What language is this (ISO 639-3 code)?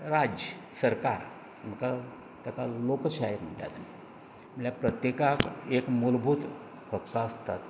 kok